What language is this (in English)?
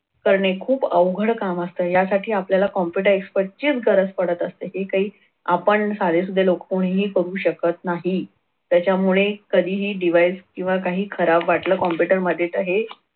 Marathi